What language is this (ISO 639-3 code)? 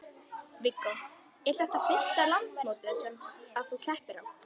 isl